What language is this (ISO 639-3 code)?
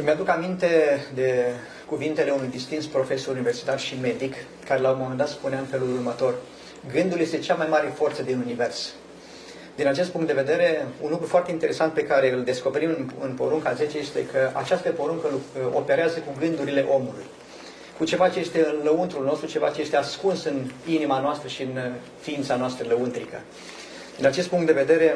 ron